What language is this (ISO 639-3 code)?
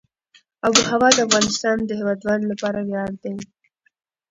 pus